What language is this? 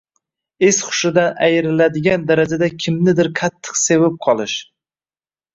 Uzbek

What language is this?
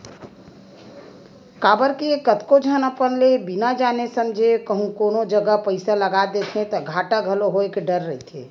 Chhattisgarhi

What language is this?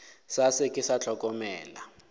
Northern Sotho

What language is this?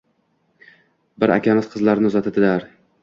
Uzbek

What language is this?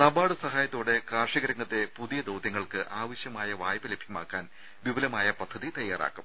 Malayalam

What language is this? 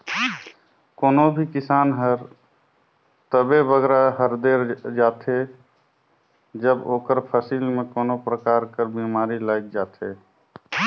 Chhattisgarhi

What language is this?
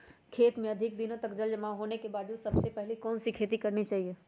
Magahi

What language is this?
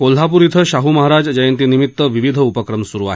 Marathi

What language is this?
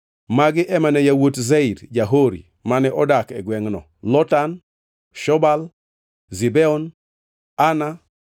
Luo (Kenya and Tanzania)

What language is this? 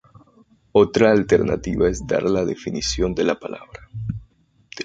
Spanish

